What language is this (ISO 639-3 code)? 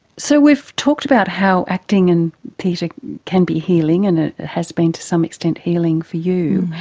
eng